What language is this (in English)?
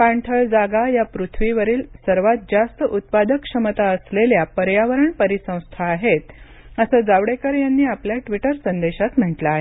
Marathi